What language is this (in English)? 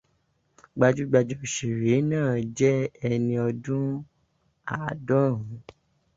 Yoruba